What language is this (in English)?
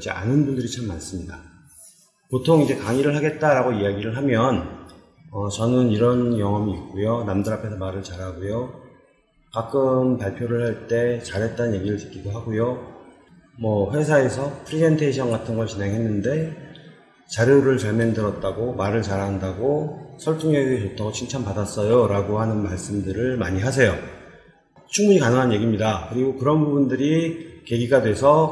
Korean